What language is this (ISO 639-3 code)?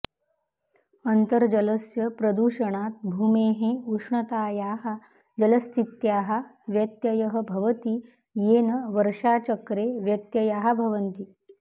san